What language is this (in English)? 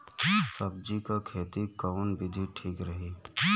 Bhojpuri